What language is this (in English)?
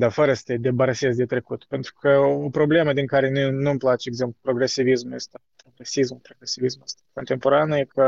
Romanian